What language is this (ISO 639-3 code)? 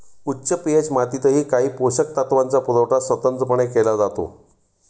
mar